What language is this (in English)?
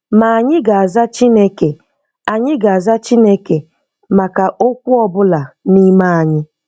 Igbo